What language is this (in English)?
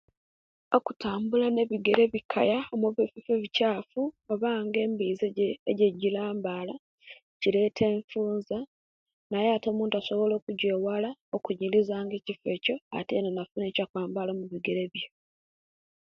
Kenyi